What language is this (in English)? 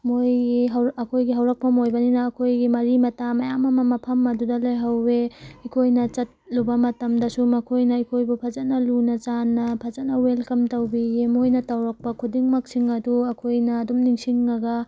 Manipuri